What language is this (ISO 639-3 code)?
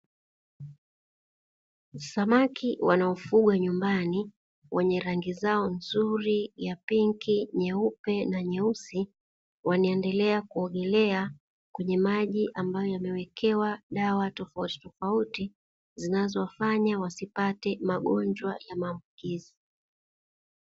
swa